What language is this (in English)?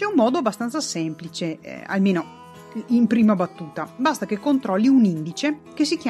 Italian